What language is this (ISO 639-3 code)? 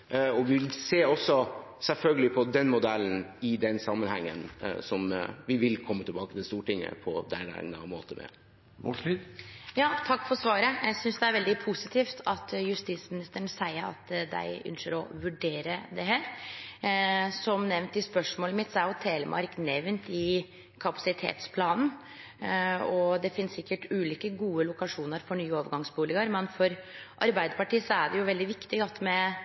nor